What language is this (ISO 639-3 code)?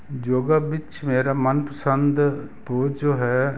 pan